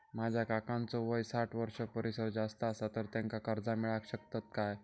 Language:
Marathi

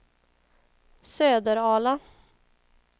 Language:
Swedish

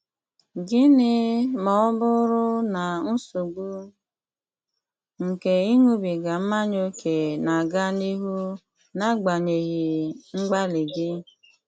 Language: Igbo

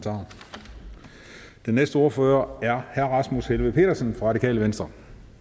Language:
Danish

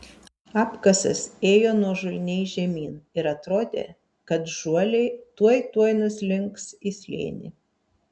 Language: Lithuanian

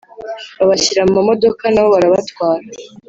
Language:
Kinyarwanda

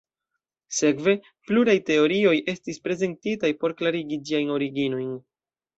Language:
Esperanto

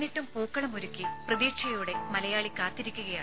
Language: Malayalam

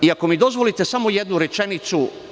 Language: Serbian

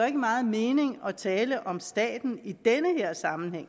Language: Danish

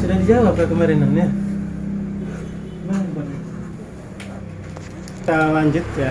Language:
Indonesian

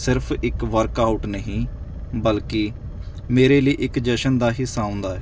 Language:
Punjabi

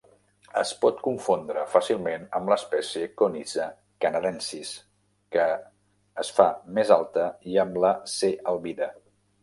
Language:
Catalan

